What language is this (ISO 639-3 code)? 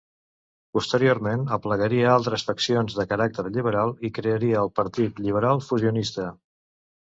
cat